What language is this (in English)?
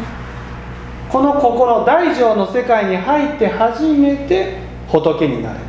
Japanese